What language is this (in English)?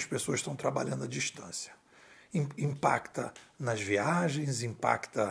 Portuguese